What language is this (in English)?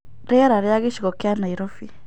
Kikuyu